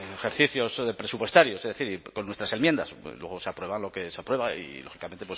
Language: Spanish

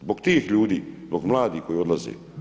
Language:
Croatian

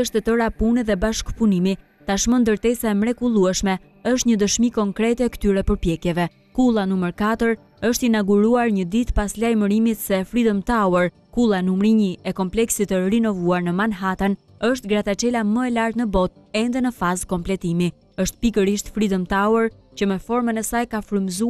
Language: Romanian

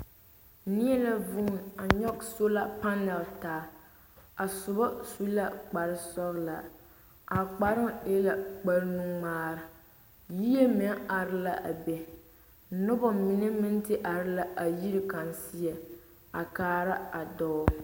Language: Southern Dagaare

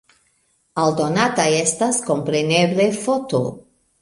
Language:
Esperanto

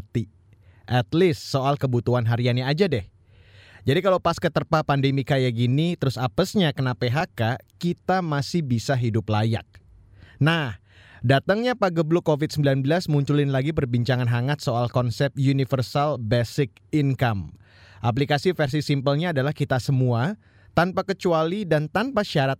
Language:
Indonesian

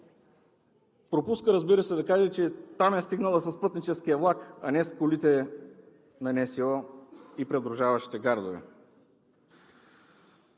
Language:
Bulgarian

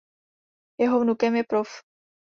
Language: Czech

